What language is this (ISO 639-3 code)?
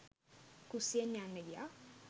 sin